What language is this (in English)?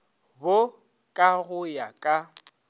Northern Sotho